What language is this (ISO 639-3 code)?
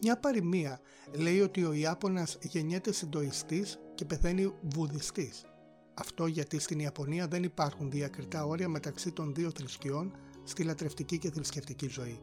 ell